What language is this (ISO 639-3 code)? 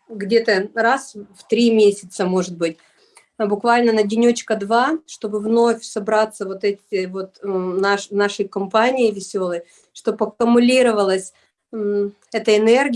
rus